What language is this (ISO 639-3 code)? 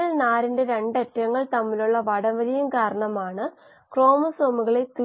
mal